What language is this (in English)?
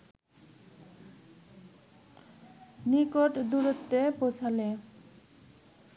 Bangla